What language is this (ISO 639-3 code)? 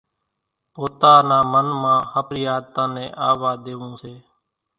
gjk